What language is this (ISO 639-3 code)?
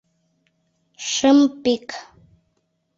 chm